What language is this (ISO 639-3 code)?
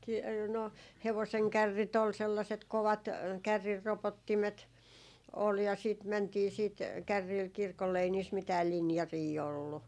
fin